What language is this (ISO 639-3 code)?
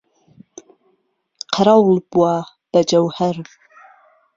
ckb